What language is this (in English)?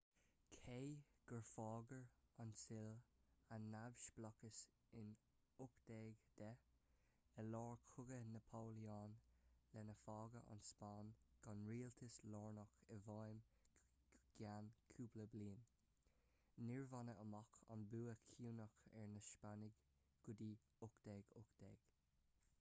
Irish